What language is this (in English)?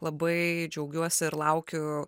Lithuanian